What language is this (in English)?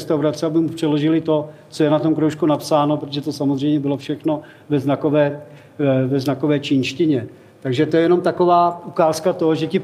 Czech